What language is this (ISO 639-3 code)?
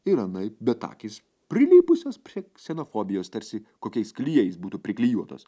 lit